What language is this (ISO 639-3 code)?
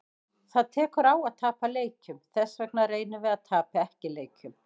isl